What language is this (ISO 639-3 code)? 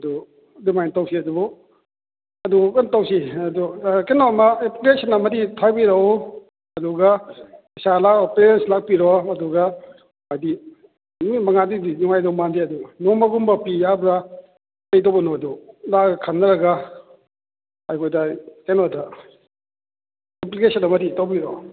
mni